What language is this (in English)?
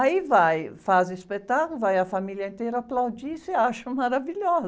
Portuguese